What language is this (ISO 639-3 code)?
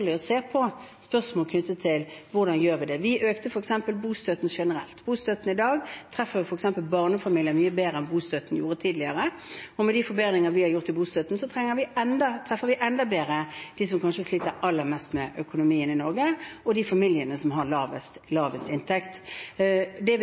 nob